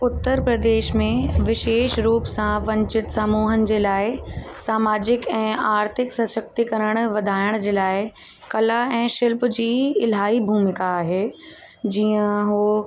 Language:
Sindhi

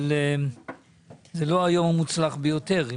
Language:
Hebrew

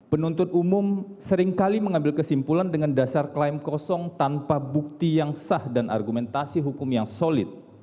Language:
Indonesian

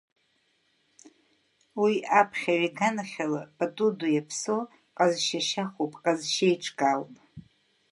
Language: Abkhazian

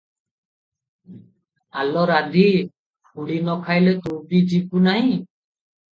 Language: Odia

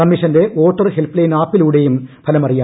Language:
Malayalam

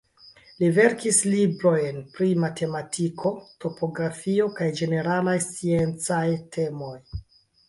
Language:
Esperanto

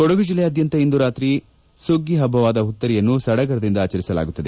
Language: Kannada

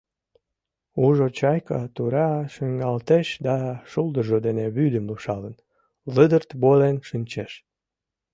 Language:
Mari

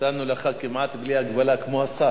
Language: Hebrew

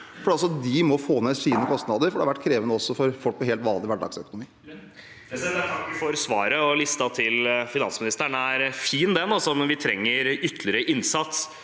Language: Norwegian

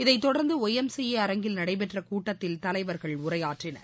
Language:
Tamil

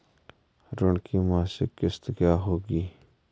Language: Hindi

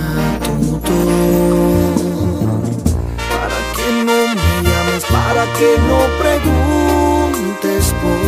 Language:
Spanish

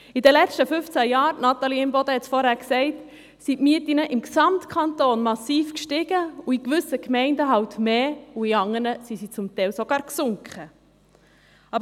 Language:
Swiss German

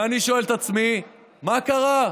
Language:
Hebrew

